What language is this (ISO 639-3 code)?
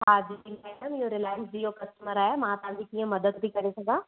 snd